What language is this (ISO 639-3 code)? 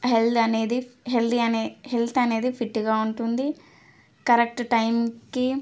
tel